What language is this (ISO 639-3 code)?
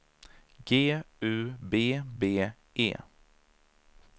swe